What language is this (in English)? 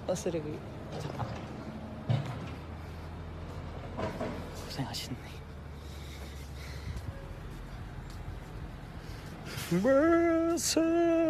Korean